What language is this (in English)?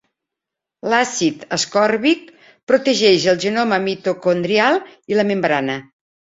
Catalan